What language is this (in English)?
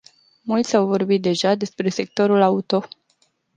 Romanian